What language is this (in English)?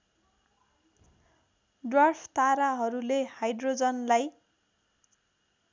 Nepali